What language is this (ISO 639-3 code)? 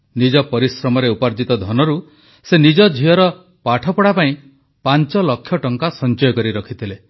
ori